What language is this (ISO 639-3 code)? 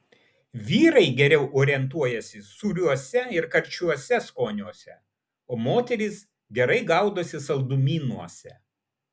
lit